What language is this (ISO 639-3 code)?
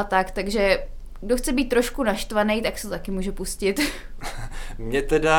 ces